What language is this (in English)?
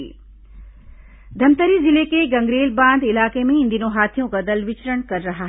Hindi